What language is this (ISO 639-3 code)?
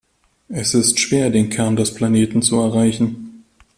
deu